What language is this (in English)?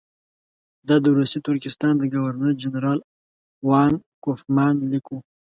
Pashto